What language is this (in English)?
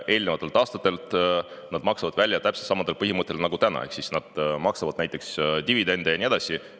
Estonian